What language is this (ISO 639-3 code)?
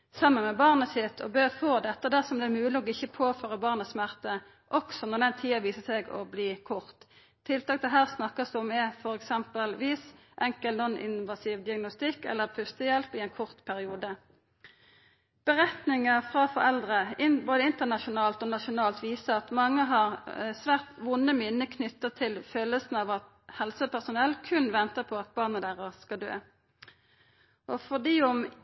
nno